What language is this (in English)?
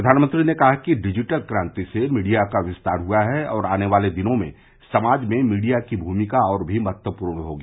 Hindi